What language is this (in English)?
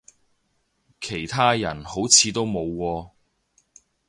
Cantonese